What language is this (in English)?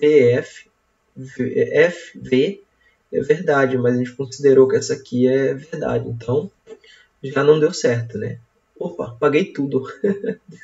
Portuguese